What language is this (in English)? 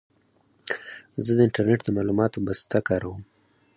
Pashto